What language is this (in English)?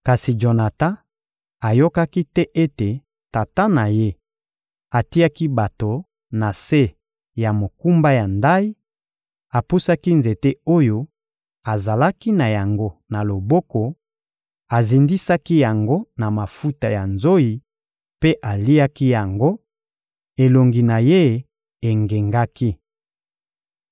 Lingala